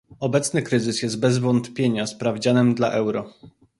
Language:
Polish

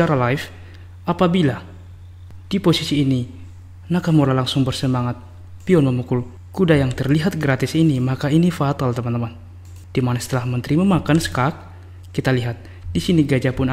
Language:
Indonesian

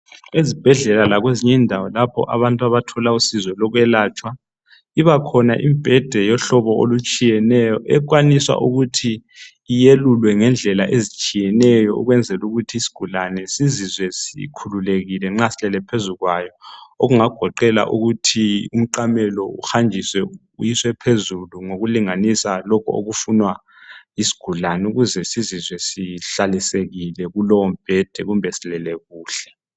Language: North Ndebele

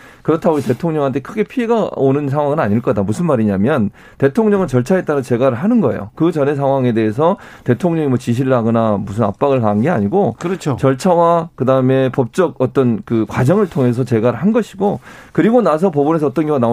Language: Korean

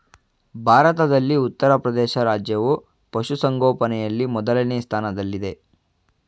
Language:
Kannada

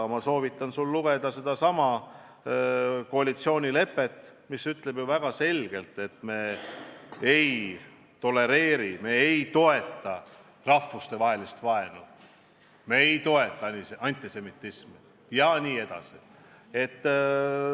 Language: Estonian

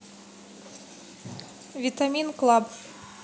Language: Russian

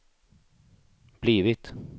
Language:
Swedish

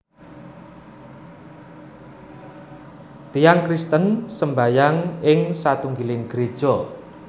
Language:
Javanese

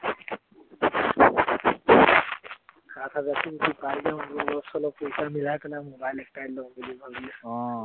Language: Assamese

